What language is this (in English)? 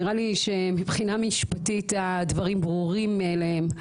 Hebrew